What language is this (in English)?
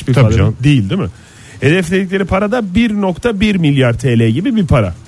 Turkish